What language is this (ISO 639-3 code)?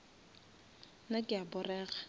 nso